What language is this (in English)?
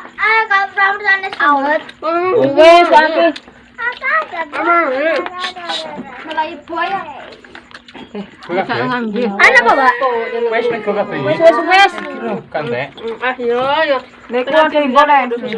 Indonesian